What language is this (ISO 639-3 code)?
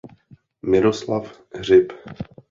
ces